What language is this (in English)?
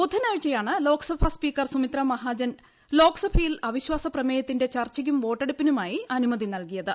Malayalam